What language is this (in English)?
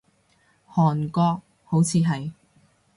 Cantonese